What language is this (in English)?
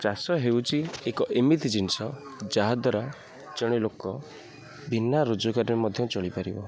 Odia